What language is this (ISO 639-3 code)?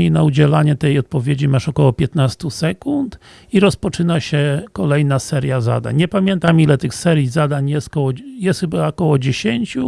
pol